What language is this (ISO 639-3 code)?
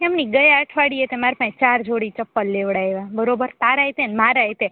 guj